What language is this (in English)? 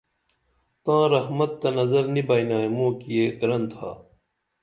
Dameli